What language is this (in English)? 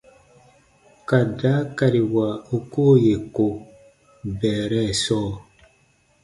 Baatonum